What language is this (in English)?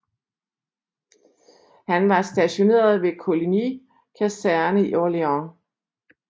Danish